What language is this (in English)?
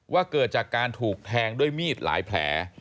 Thai